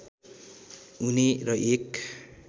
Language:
Nepali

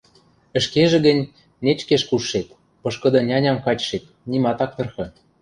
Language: Western Mari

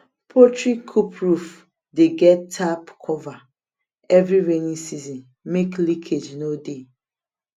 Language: Nigerian Pidgin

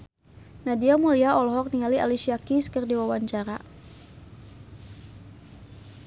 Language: Sundanese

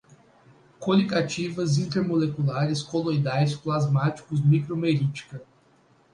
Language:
Portuguese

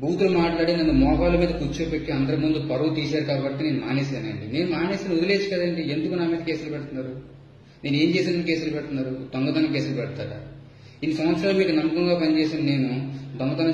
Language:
Hindi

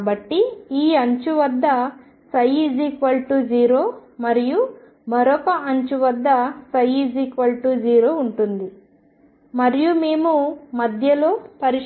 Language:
Telugu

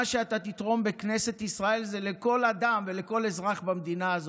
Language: Hebrew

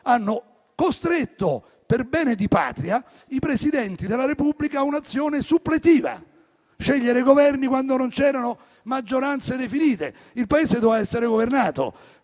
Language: Italian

